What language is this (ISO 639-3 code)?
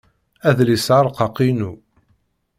kab